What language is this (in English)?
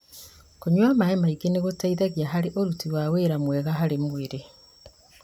Kikuyu